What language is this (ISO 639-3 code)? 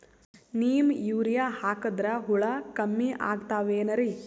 kan